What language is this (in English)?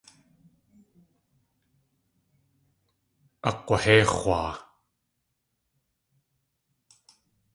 Tlingit